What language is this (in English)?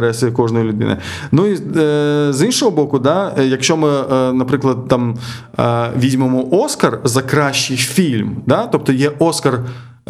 Ukrainian